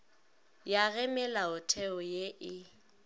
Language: Northern Sotho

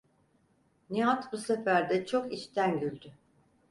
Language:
Turkish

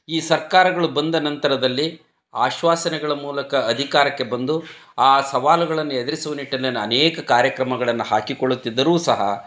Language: Kannada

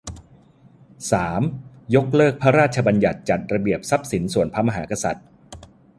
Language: Thai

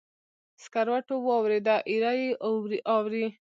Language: Pashto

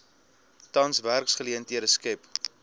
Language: Afrikaans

